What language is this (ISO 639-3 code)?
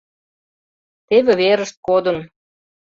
chm